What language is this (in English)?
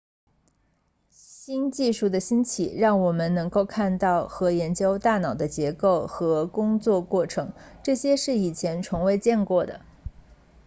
Chinese